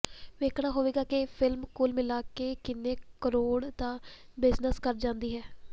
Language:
Punjabi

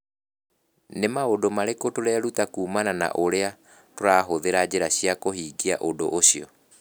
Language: Kikuyu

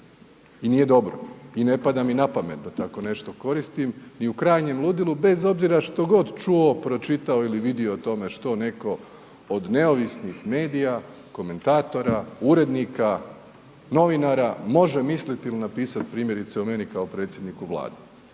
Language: Croatian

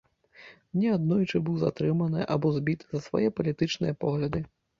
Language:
Belarusian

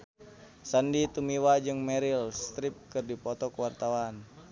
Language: Sundanese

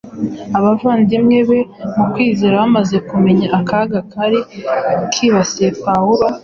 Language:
Kinyarwanda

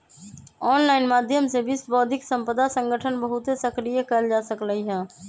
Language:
Magahi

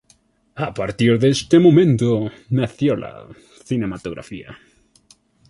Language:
Spanish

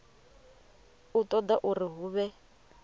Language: Venda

